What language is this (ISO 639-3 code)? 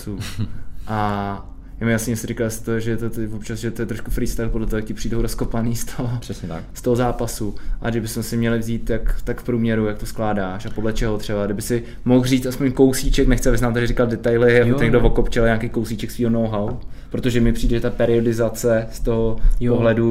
ces